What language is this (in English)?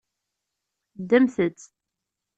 Kabyle